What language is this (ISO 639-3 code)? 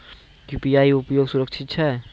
mai